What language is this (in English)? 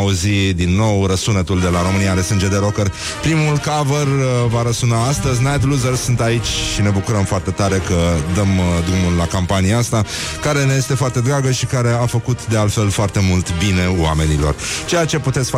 Romanian